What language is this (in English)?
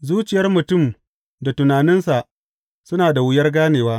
Hausa